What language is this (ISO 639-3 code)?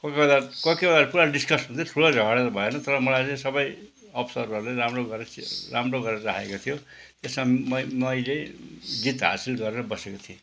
nep